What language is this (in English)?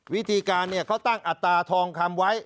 Thai